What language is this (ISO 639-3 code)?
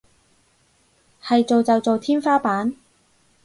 yue